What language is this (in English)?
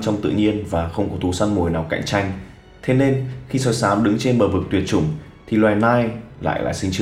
Vietnamese